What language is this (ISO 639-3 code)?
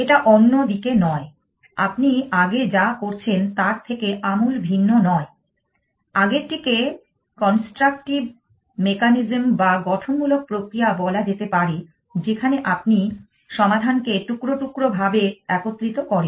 ben